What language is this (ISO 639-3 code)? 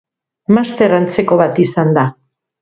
eus